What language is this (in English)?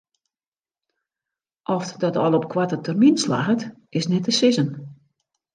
Western Frisian